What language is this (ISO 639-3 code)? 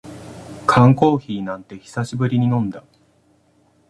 jpn